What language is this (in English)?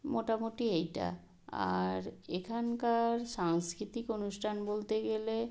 Bangla